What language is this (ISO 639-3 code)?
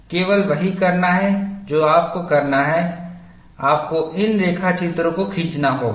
hin